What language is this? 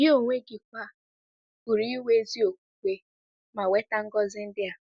Igbo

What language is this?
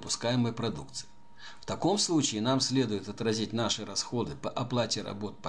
Russian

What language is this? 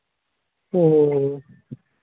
Santali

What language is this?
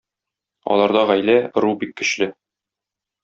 Tatar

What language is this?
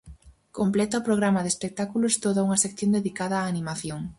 Galician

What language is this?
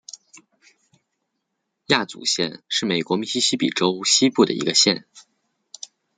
Chinese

